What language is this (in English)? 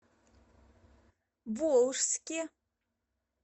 Russian